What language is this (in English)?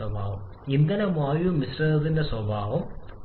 Malayalam